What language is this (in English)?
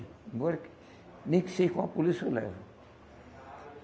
Portuguese